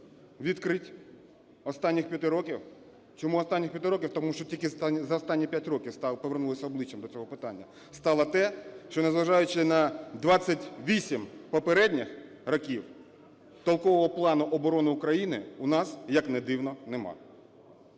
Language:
Ukrainian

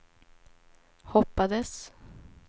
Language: Swedish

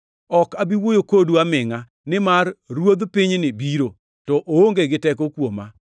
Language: Luo (Kenya and Tanzania)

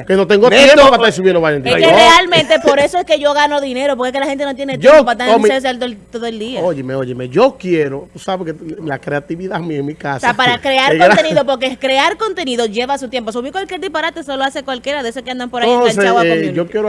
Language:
Spanish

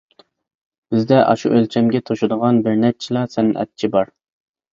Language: Uyghur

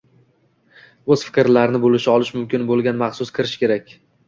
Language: Uzbek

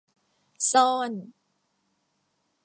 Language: Thai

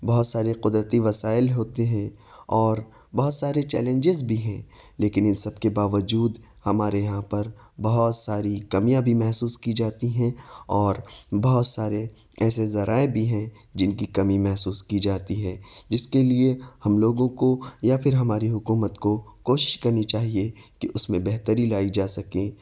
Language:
Urdu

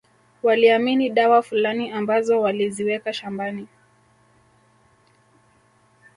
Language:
Swahili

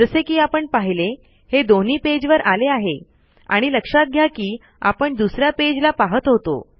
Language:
Marathi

